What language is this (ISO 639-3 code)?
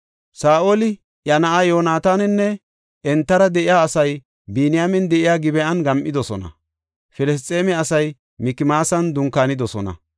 gof